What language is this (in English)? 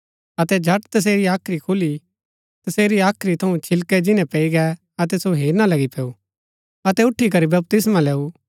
Gaddi